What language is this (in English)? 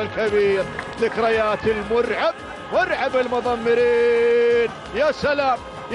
Arabic